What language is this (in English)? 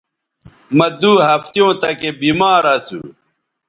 Bateri